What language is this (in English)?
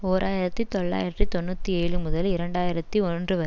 Tamil